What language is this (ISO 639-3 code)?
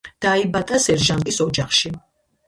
kat